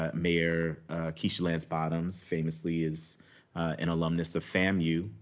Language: English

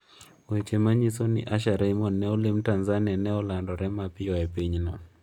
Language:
Luo (Kenya and Tanzania)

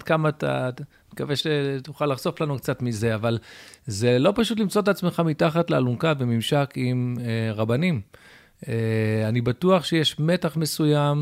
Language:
Hebrew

